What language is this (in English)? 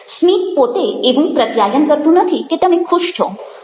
Gujarati